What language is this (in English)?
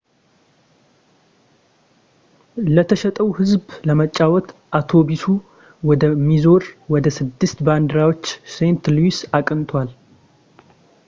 Amharic